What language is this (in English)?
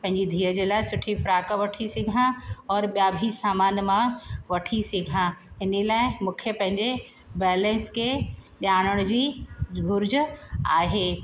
Sindhi